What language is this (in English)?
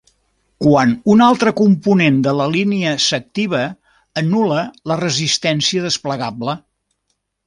Catalan